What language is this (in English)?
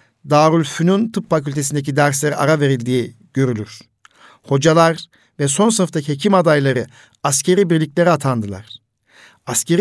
Turkish